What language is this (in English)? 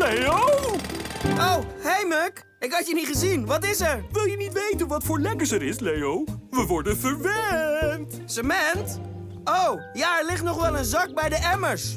Dutch